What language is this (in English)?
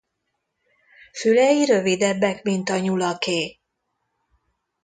Hungarian